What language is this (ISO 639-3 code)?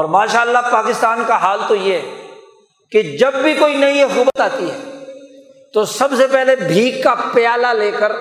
urd